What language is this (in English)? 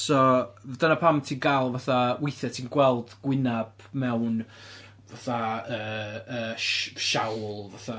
Welsh